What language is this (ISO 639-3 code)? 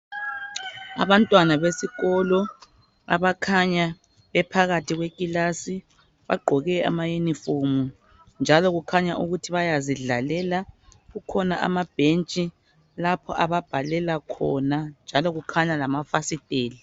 nde